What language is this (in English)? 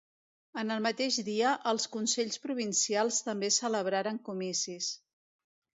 Catalan